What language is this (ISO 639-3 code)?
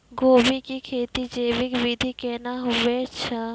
mai